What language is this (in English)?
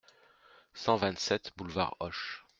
French